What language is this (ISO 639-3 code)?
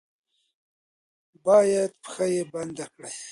pus